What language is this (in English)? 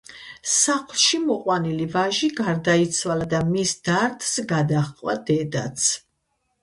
Georgian